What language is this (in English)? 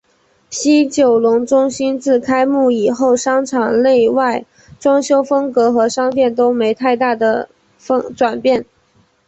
Chinese